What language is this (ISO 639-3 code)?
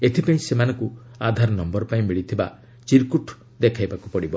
ori